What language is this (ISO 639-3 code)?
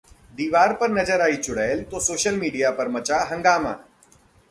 hin